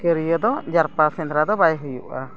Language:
Santali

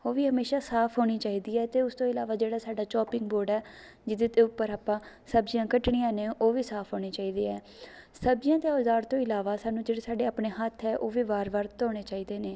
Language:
Punjabi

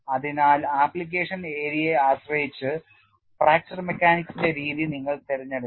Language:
Malayalam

